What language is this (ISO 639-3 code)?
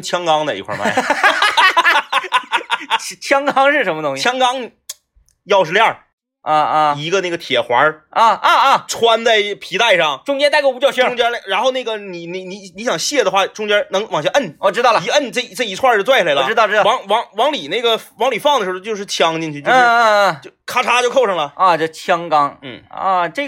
zho